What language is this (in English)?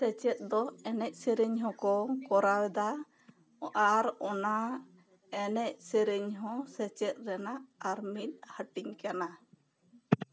Santali